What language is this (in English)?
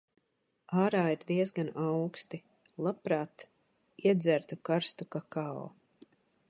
Latvian